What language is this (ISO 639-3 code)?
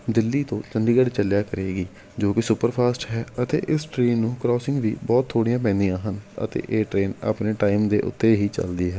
pan